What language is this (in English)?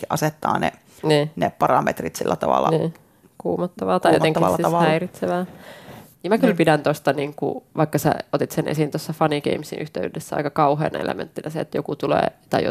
Finnish